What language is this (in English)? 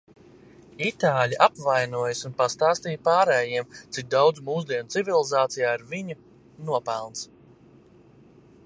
Latvian